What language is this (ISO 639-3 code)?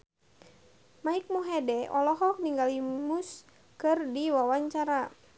sun